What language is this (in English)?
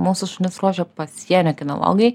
Lithuanian